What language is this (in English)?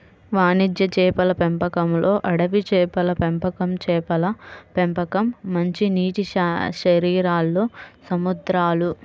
Telugu